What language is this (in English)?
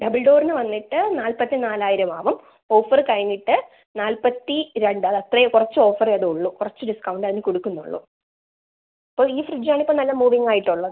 Malayalam